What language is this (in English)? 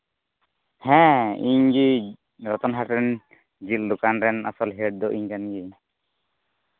Santali